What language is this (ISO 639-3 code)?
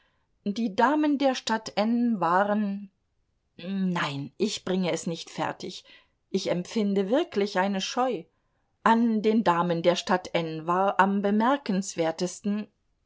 deu